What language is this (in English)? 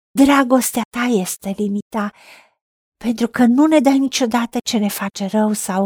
Romanian